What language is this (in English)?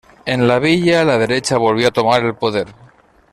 Spanish